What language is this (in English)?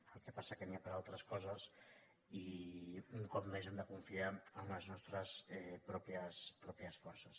Catalan